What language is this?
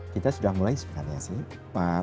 Indonesian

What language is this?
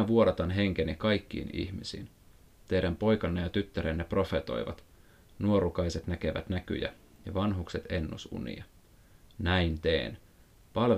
Finnish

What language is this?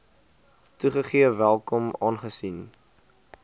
Afrikaans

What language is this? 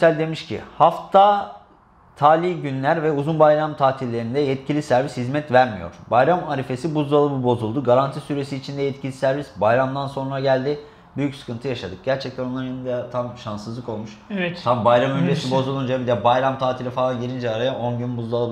Turkish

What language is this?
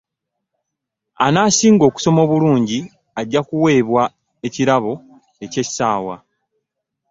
Ganda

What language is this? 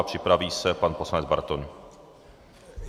Czech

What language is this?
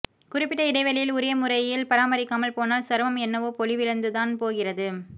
Tamil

